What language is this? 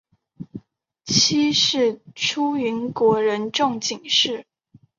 Chinese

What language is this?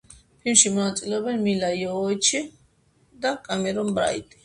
Georgian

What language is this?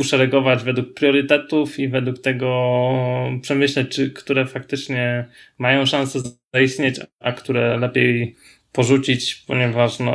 Polish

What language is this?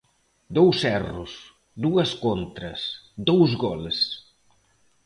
Galician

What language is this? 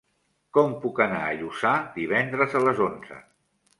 Catalan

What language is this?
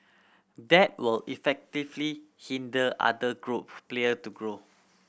English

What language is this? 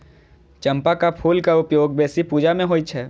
Maithili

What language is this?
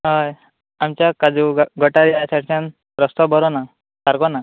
Konkani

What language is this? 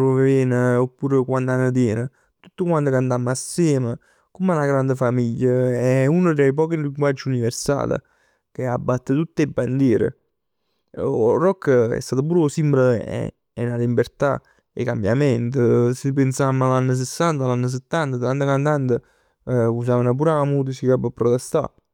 Neapolitan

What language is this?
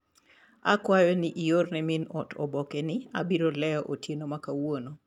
Luo (Kenya and Tanzania)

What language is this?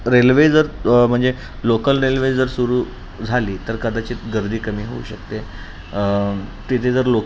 Marathi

